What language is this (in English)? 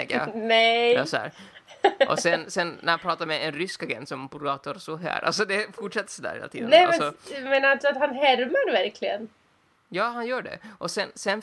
Swedish